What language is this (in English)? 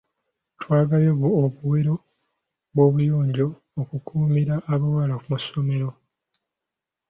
Ganda